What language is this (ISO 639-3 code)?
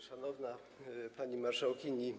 pol